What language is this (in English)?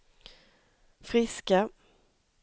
Swedish